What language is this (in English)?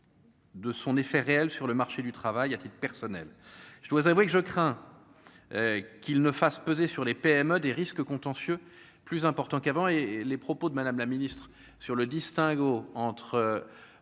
French